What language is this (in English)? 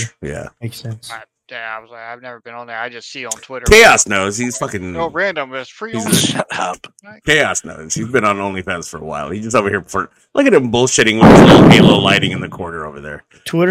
English